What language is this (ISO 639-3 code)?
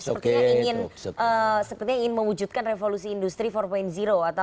ind